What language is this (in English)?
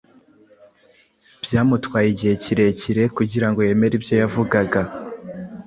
Kinyarwanda